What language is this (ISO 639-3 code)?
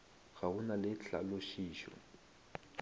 nso